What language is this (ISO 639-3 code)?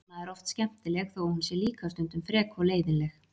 isl